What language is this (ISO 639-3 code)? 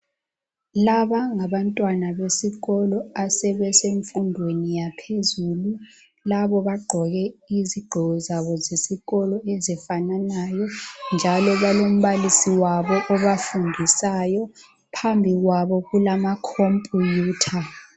nde